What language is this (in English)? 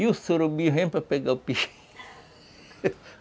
Portuguese